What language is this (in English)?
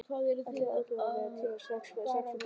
Icelandic